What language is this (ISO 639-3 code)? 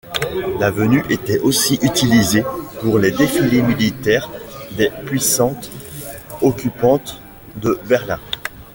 fra